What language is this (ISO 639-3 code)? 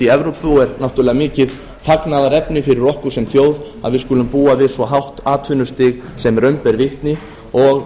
isl